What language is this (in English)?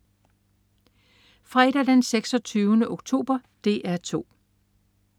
Danish